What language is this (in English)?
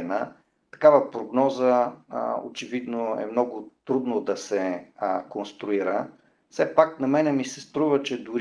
Bulgarian